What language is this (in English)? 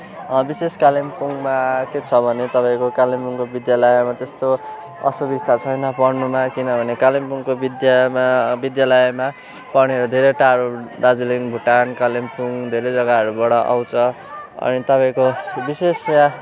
Nepali